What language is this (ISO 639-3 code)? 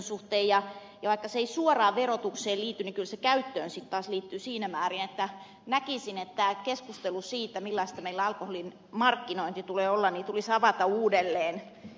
fin